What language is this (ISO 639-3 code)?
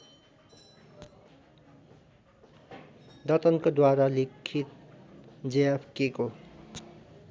nep